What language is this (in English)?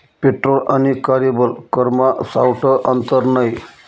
Marathi